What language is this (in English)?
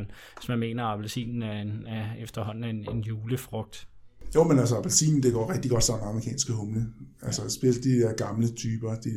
Danish